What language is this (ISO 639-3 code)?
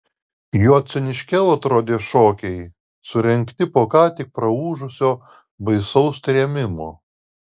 lit